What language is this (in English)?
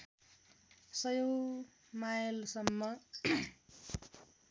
Nepali